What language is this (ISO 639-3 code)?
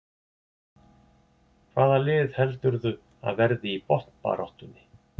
isl